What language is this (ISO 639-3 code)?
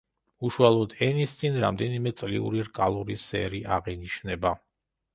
kat